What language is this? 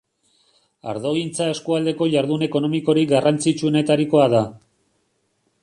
Basque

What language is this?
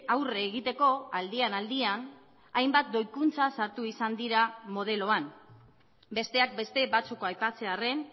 Basque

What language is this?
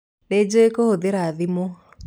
Kikuyu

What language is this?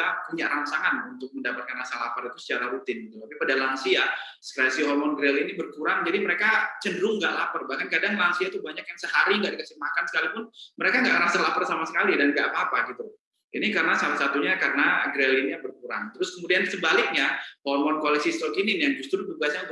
Indonesian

